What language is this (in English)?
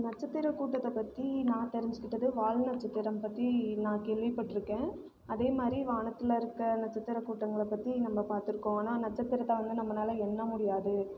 Tamil